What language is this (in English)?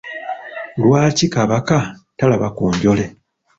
Ganda